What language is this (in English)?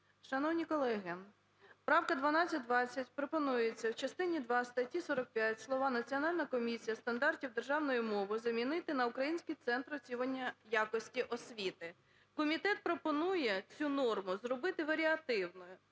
Ukrainian